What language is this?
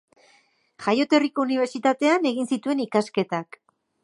Basque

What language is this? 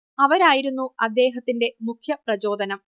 Malayalam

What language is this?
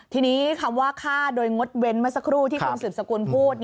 Thai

